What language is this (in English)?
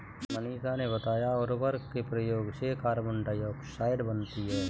Hindi